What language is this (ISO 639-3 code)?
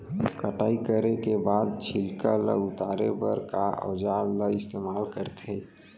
hne